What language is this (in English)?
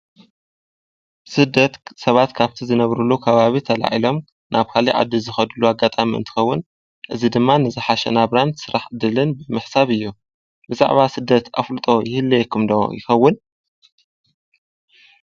Tigrinya